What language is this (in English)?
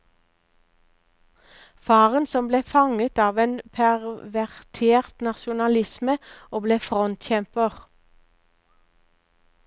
Norwegian